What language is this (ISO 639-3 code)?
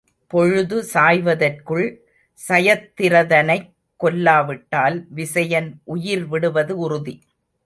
tam